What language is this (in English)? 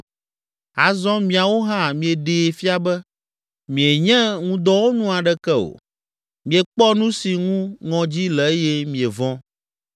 Ewe